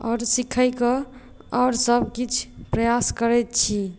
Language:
Maithili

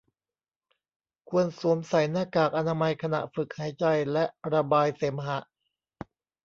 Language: Thai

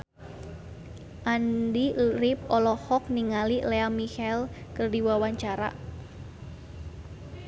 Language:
Sundanese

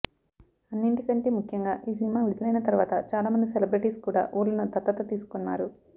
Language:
Telugu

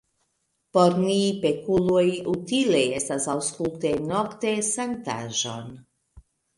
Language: Esperanto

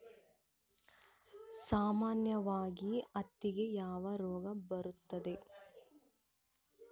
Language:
Kannada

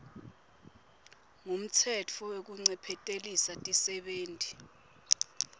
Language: Swati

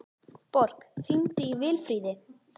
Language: Icelandic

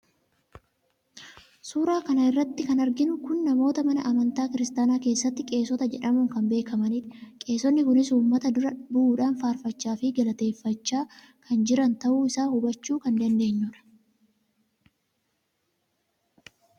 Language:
Oromo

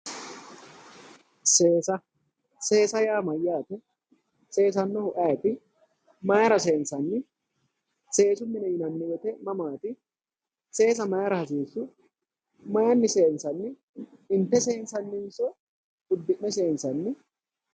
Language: Sidamo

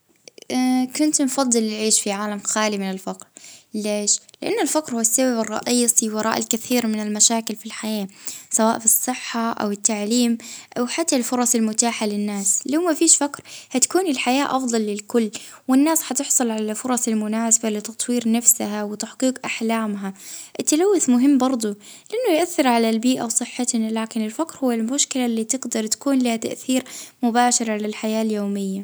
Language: Libyan Arabic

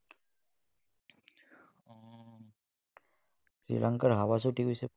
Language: Assamese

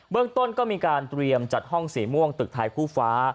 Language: Thai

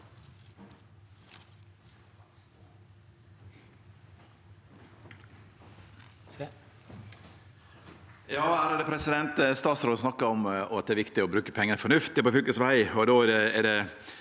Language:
Norwegian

